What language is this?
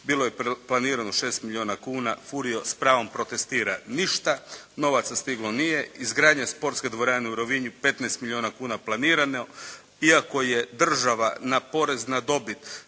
Croatian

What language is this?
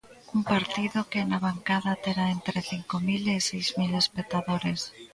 Galician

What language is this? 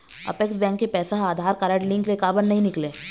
Chhattisgarhi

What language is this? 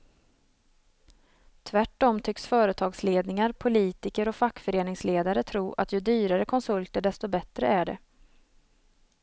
Swedish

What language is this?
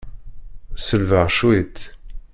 Kabyle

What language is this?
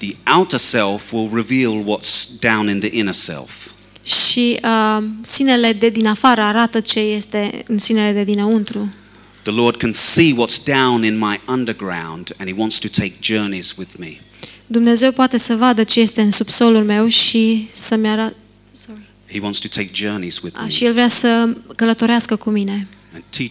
Romanian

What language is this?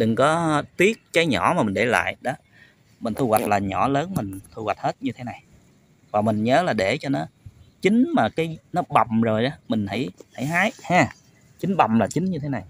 Vietnamese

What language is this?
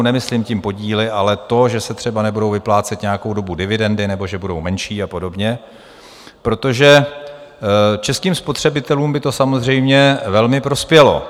Czech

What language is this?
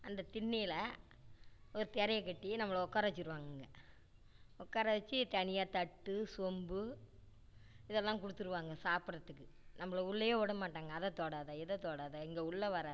Tamil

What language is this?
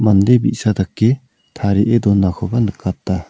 Garo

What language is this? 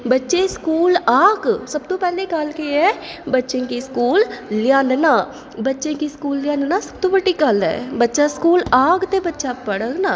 Dogri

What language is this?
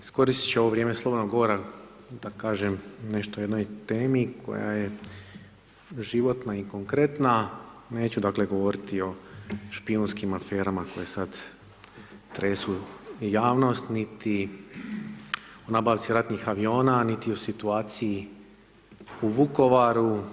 Croatian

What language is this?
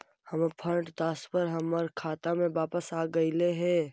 Magahi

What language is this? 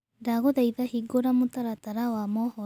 Kikuyu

